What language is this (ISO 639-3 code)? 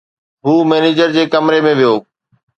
snd